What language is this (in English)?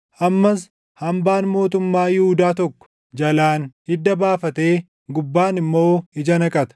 Oromo